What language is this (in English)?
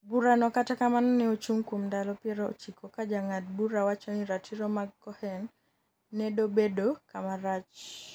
Luo (Kenya and Tanzania)